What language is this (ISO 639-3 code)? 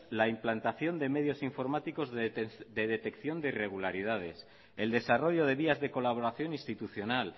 spa